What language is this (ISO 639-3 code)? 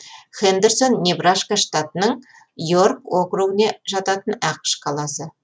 kaz